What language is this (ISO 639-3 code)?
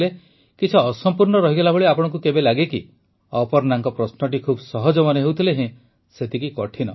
ori